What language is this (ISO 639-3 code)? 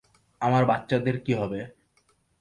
ben